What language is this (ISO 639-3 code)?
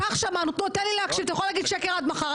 heb